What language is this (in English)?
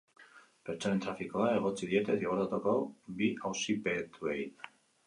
Basque